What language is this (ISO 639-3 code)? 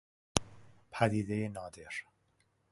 fas